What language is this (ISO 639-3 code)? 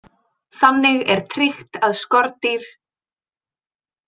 isl